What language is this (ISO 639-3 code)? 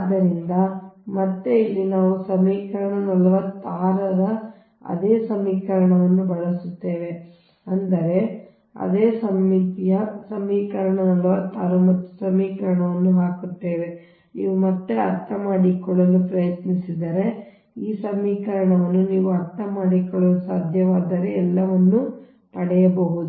kan